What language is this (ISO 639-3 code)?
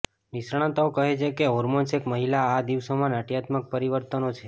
guj